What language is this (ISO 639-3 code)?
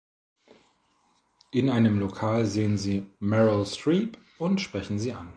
deu